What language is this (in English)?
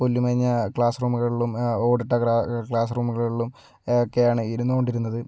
Malayalam